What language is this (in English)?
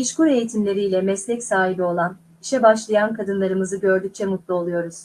Turkish